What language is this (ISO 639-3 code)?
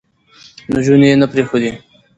pus